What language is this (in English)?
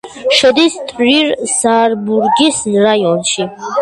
Georgian